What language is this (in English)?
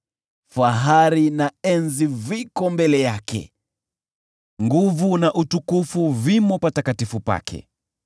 Swahili